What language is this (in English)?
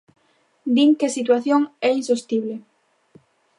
Galician